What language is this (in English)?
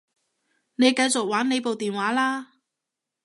Cantonese